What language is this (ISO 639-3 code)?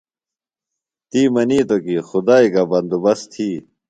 phl